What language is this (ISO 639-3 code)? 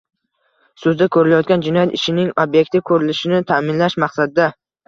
uzb